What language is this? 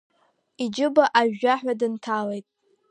Abkhazian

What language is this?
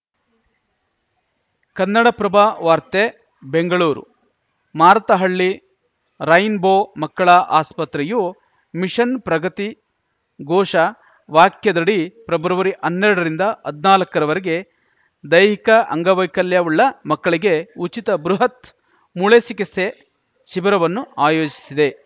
Kannada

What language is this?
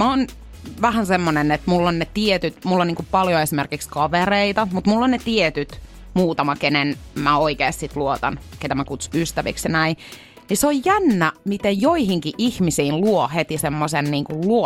Finnish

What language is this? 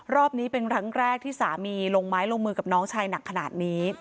Thai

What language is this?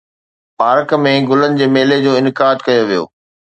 Sindhi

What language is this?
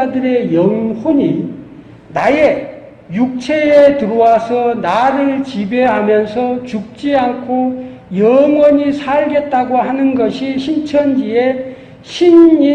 Korean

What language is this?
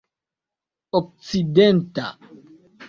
Esperanto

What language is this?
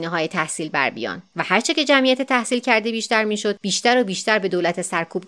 Persian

